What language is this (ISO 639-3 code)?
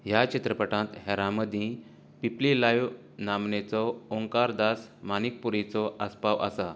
kok